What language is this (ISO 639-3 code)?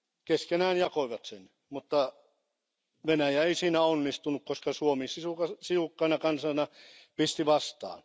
fin